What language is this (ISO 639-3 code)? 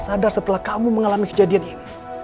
ind